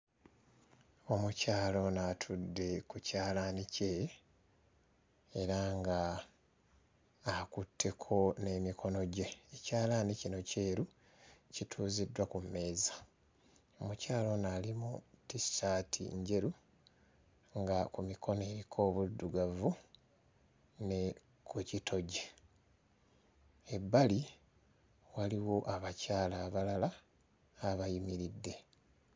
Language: Ganda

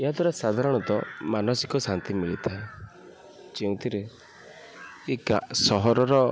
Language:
Odia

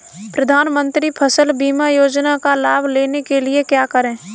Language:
Hindi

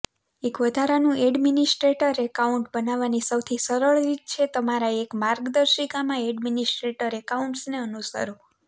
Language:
Gujarati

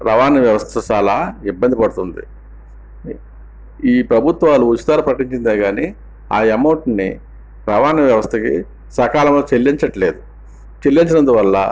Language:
Telugu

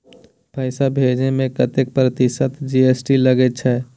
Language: Maithili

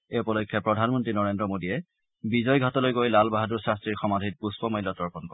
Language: Assamese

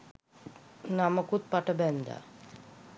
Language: Sinhala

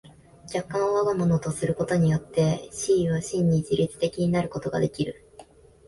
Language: Japanese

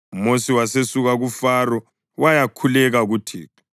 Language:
North Ndebele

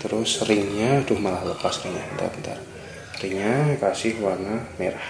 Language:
Indonesian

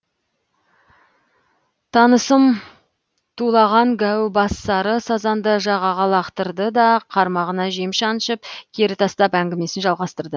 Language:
Kazakh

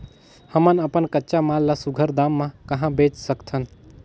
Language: Chhattisgarhi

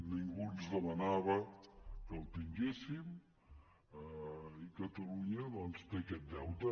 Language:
Catalan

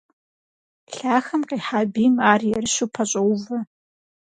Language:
Kabardian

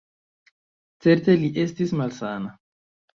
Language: Esperanto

